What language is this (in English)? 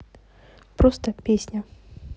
Russian